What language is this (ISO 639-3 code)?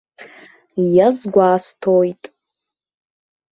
abk